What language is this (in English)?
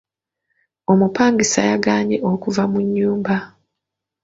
Ganda